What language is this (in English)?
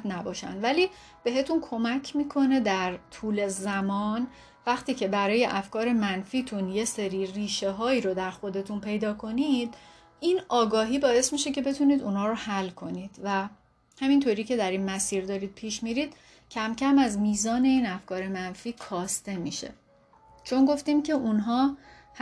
Persian